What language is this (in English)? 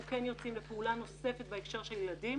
Hebrew